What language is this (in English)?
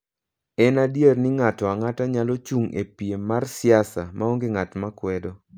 Luo (Kenya and Tanzania)